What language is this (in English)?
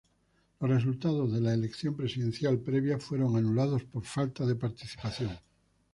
Spanish